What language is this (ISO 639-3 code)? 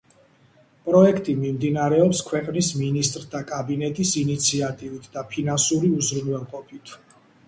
kat